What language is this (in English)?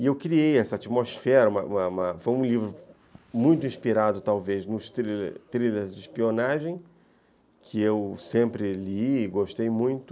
Portuguese